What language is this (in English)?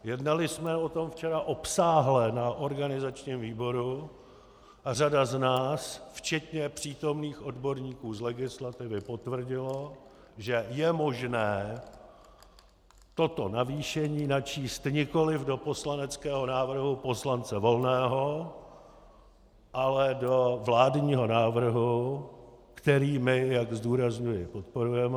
Czech